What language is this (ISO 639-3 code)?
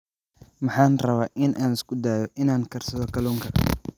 som